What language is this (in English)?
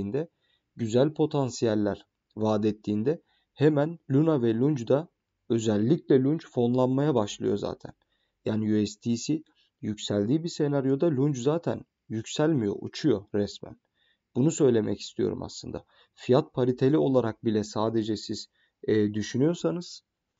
Turkish